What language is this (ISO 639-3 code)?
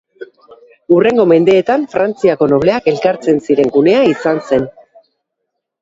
eus